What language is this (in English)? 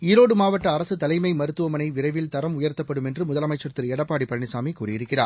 Tamil